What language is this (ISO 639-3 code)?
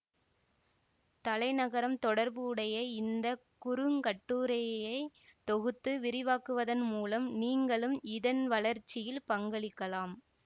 tam